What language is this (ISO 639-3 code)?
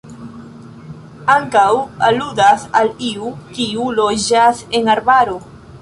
epo